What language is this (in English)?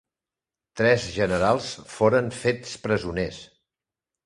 Catalan